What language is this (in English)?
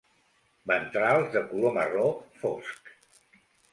Catalan